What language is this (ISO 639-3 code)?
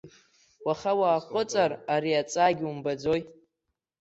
abk